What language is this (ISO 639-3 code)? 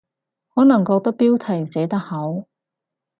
yue